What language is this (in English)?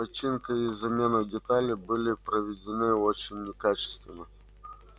Russian